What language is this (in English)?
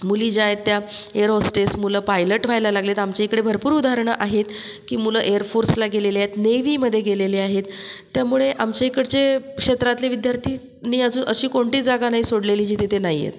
Marathi